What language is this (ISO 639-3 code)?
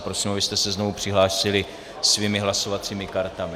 ces